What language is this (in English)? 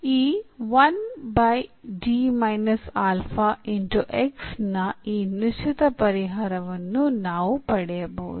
Kannada